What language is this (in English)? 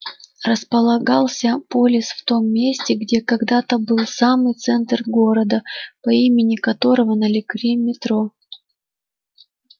Russian